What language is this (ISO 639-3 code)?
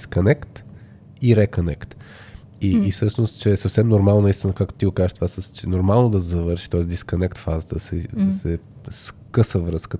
bul